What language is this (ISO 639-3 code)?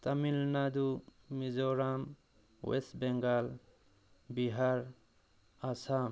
mni